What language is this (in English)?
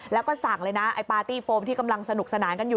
Thai